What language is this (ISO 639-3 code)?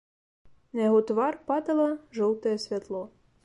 bel